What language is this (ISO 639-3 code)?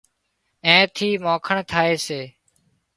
kxp